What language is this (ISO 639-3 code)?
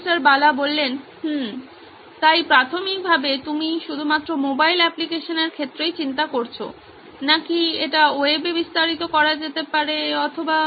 ben